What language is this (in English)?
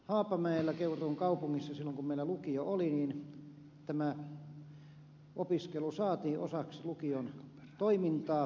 Finnish